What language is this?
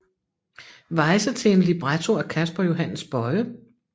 Danish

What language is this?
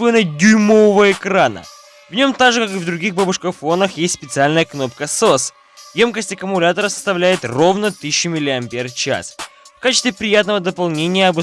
Russian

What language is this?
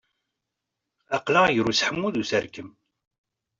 Kabyle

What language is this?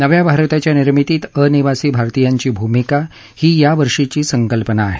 Marathi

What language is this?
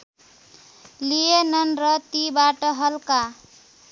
Nepali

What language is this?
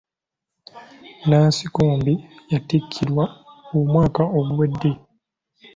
Ganda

